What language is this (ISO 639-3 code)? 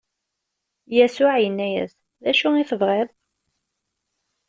kab